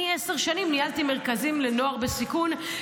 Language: Hebrew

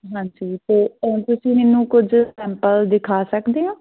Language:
Punjabi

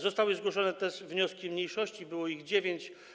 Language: Polish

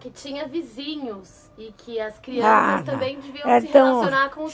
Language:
Portuguese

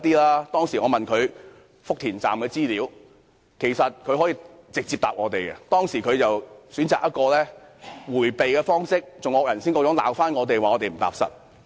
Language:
Cantonese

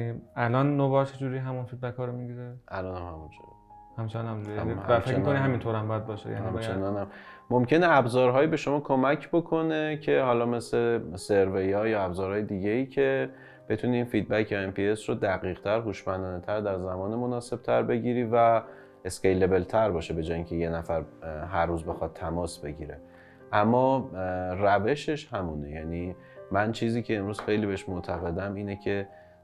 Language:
Persian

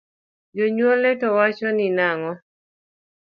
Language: Luo (Kenya and Tanzania)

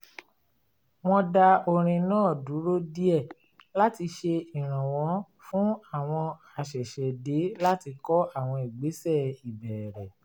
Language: Yoruba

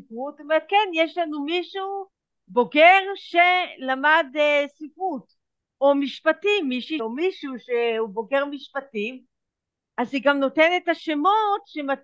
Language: Hebrew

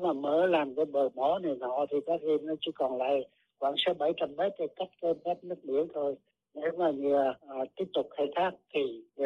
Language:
Vietnamese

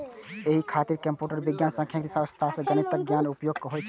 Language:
Maithili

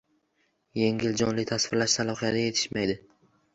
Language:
Uzbek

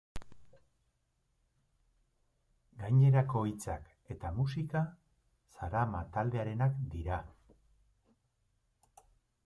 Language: Basque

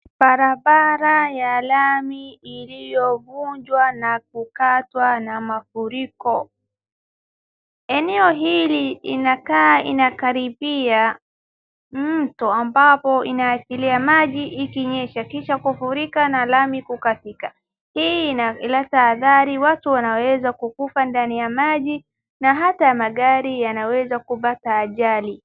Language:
Swahili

